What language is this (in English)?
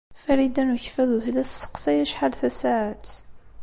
Kabyle